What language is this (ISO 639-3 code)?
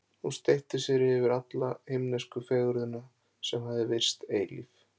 isl